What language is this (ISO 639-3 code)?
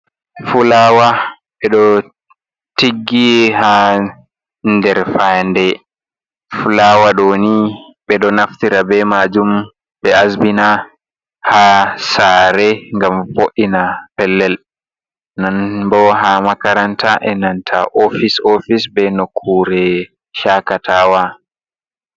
ful